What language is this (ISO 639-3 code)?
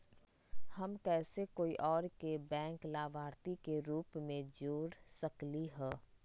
mag